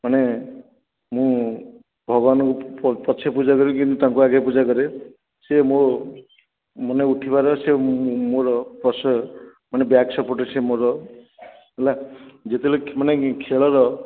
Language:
Odia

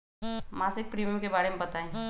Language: Magahi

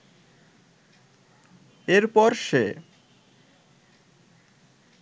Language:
Bangla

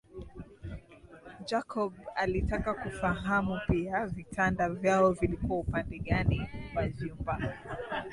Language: Swahili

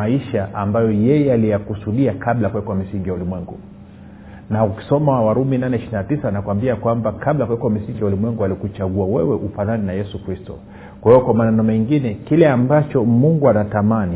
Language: Swahili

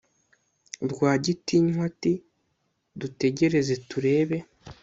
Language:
Kinyarwanda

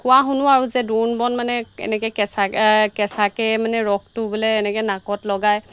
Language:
Assamese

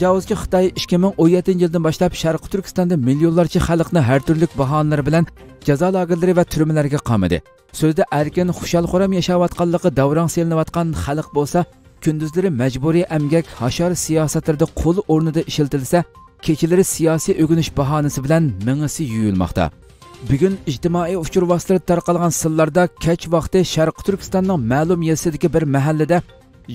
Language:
Turkish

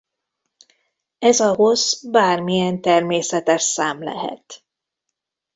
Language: Hungarian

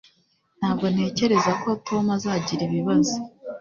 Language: Kinyarwanda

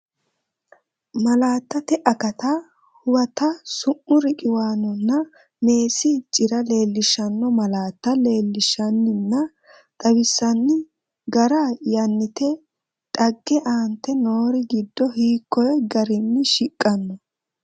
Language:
Sidamo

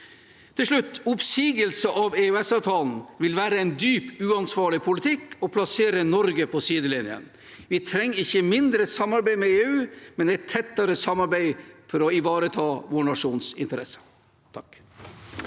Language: Norwegian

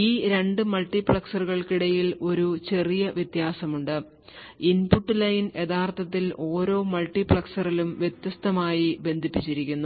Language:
Malayalam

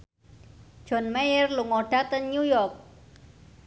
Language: Javanese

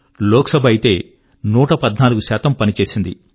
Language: Telugu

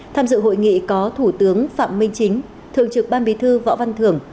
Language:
Vietnamese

